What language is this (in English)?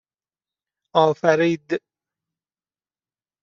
Persian